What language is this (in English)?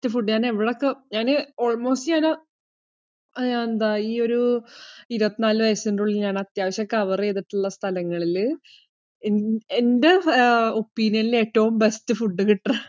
Malayalam